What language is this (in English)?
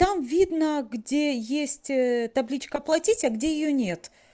Russian